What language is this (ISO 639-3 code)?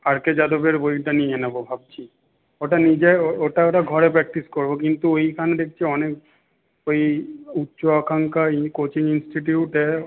ben